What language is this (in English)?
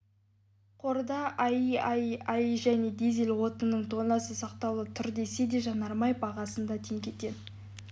Kazakh